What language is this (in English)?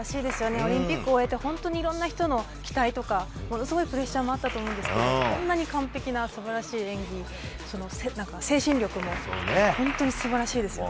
Japanese